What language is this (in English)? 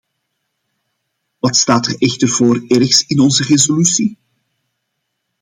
Dutch